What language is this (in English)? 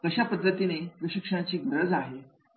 Marathi